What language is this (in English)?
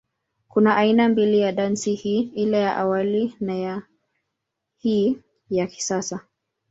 Swahili